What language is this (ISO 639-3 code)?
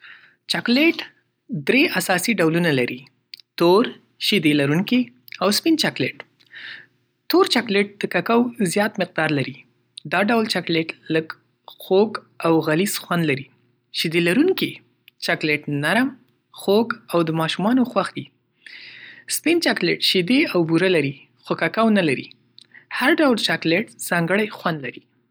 pus